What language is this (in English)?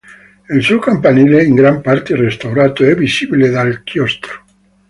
Italian